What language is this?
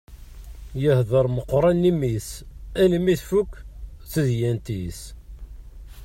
Kabyle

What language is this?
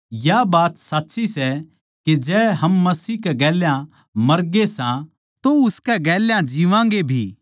Haryanvi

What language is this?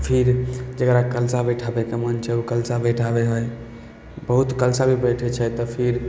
Maithili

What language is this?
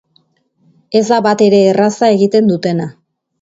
Basque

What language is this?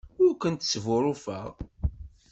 Kabyle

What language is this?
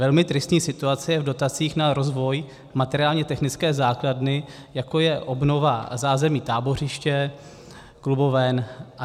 Czech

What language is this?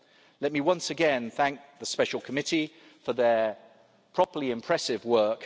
English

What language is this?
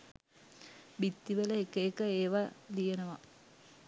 Sinhala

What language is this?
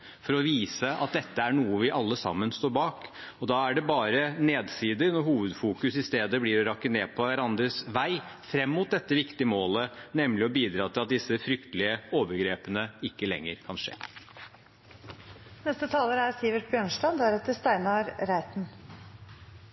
Norwegian Bokmål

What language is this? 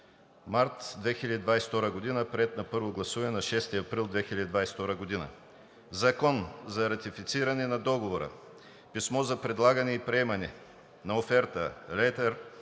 Bulgarian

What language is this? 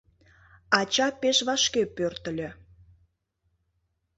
Mari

